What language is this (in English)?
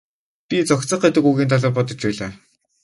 Mongolian